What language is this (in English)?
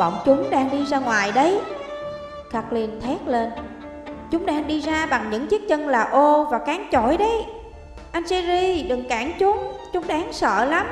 Vietnamese